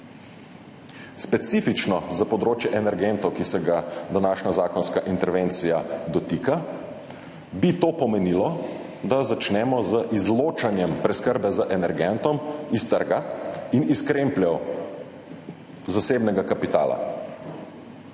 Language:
Slovenian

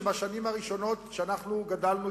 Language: Hebrew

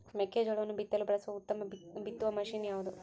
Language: Kannada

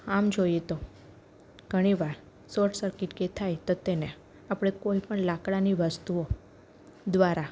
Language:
Gujarati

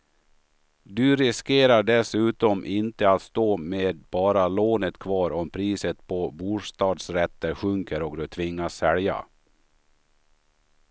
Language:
Swedish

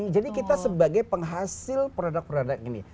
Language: Indonesian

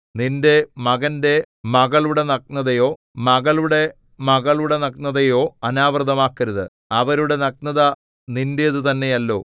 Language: Malayalam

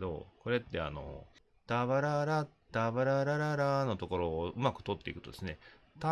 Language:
Japanese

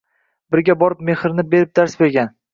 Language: Uzbek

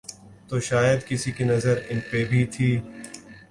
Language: Urdu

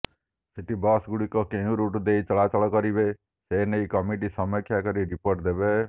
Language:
Odia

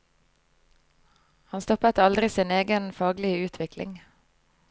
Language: Norwegian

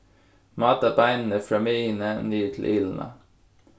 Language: Faroese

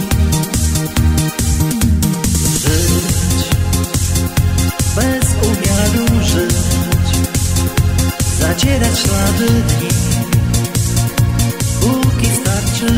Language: Polish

